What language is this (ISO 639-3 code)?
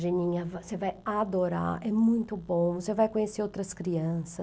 por